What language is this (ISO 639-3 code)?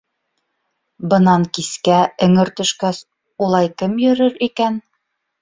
bak